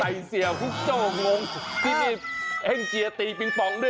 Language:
Thai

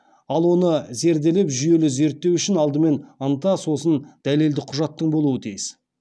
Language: Kazakh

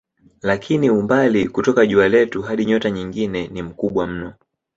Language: Swahili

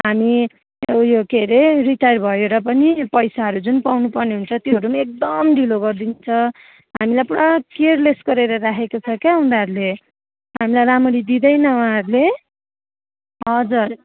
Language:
Nepali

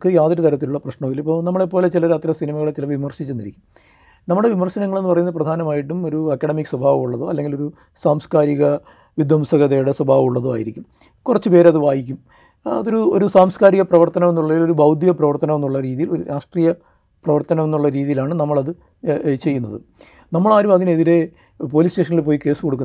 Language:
Malayalam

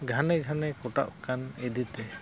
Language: Santali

